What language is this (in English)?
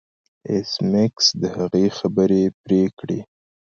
Pashto